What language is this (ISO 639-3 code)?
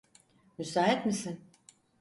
tur